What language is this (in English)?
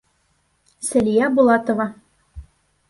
Bashkir